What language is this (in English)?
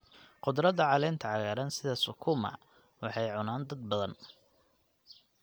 Somali